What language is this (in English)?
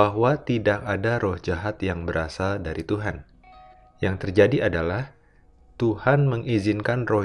Indonesian